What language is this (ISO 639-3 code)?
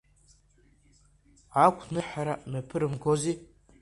abk